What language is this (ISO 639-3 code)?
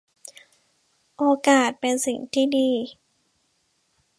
tha